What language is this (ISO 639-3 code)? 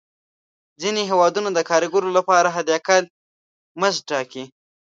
pus